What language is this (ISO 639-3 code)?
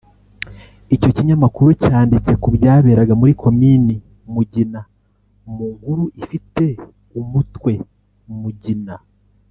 kin